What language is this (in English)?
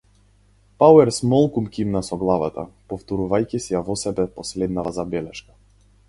Macedonian